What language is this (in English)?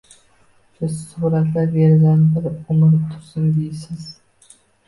Uzbek